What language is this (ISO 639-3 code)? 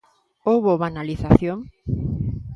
glg